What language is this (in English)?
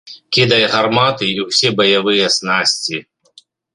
Belarusian